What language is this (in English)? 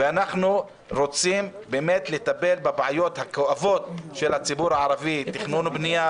Hebrew